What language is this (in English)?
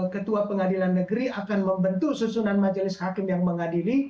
Indonesian